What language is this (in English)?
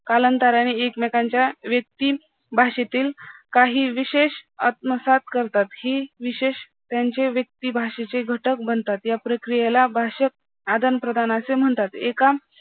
Marathi